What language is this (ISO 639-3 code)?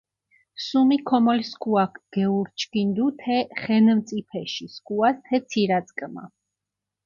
xmf